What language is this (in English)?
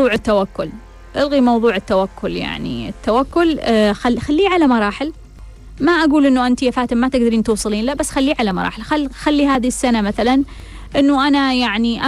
Arabic